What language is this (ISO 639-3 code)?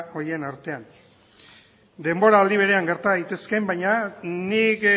eus